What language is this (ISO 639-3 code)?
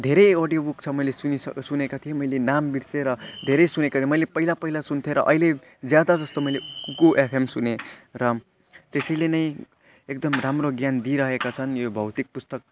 nep